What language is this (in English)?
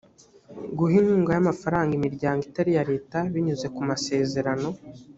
Kinyarwanda